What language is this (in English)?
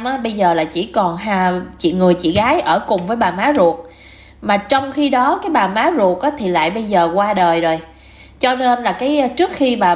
Vietnamese